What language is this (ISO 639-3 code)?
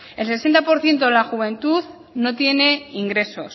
spa